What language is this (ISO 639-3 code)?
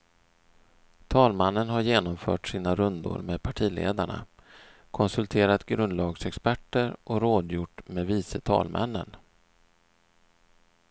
swe